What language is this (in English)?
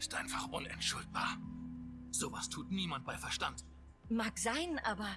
German